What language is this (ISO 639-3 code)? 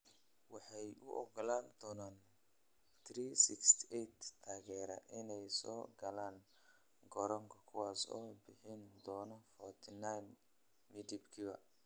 som